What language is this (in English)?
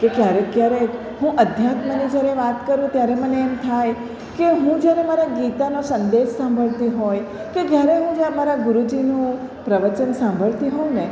Gujarati